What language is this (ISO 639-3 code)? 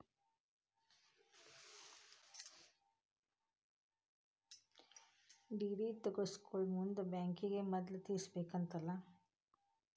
kan